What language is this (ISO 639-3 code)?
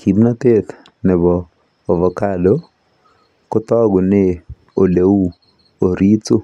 kln